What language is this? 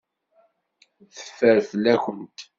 Kabyle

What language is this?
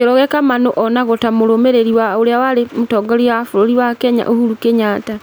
Kikuyu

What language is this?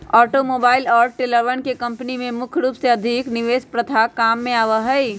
Magahi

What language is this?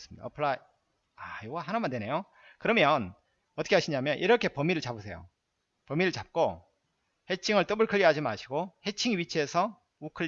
Korean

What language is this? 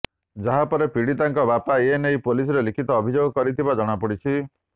Odia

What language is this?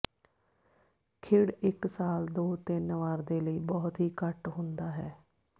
Punjabi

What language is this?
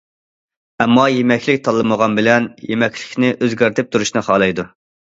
Uyghur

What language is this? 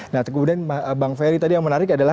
Indonesian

